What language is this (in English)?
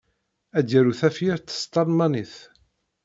Kabyle